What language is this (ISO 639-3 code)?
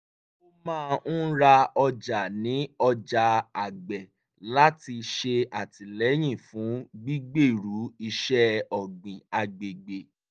yor